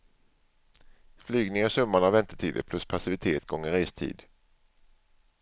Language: Swedish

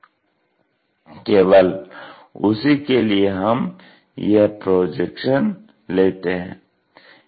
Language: Hindi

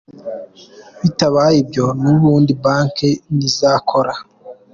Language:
Kinyarwanda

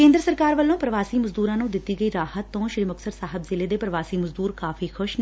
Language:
Punjabi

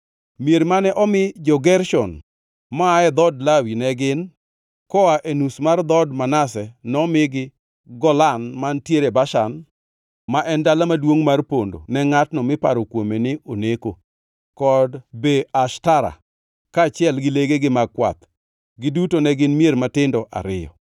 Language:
Luo (Kenya and Tanzania)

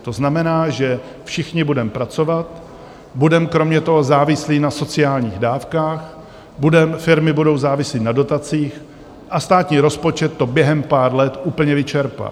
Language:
Czech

